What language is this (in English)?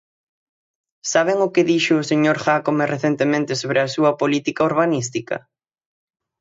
Galician